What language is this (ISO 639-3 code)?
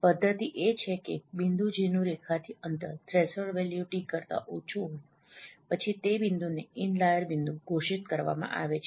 guj